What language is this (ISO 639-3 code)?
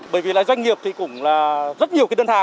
vie